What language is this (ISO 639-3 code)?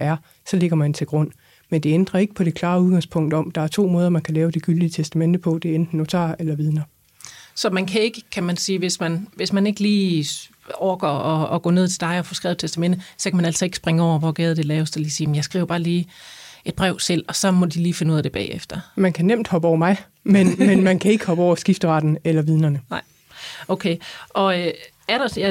dan